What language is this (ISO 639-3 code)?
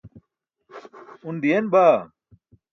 bsk